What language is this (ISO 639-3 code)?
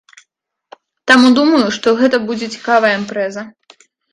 bel